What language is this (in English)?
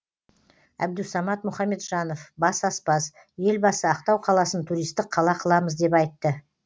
Kazakh